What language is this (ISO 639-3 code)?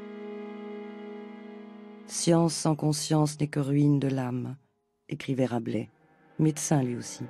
fra